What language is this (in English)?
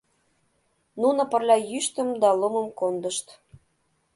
Mari